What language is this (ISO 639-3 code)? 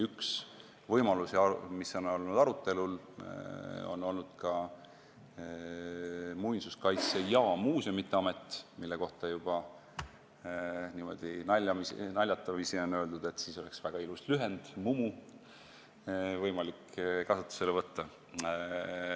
est